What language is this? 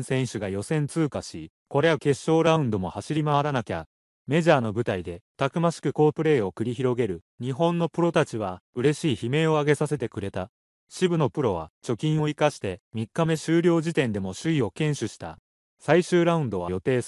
Japanese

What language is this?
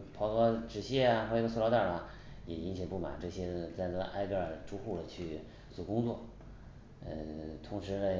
Chinese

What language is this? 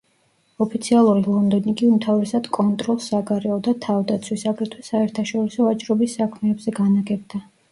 Georgian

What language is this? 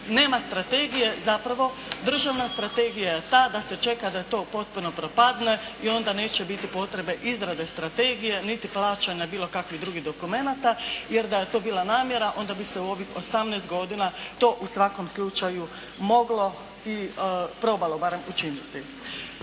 Croatian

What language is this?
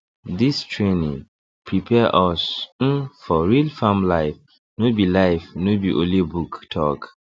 Nigerian Pidgin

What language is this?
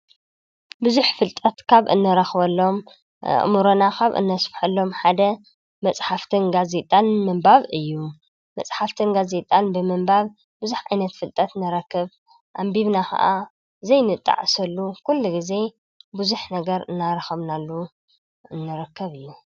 Tigrinya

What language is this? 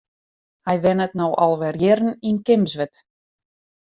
Western Frisian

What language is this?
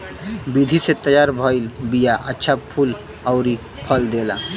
Bhojpuri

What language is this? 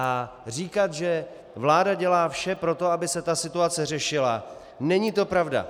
Czech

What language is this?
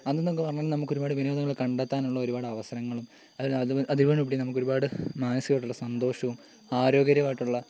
Malayalam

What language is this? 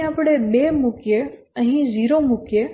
Gujarati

